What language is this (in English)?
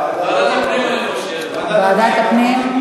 Hebrew